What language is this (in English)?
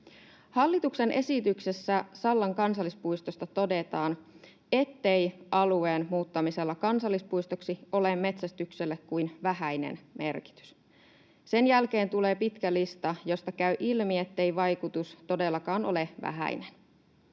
Finnish